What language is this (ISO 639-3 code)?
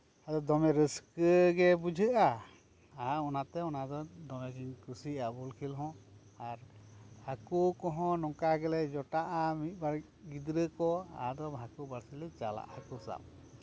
sat